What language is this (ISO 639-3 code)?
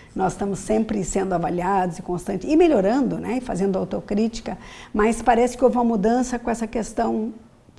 por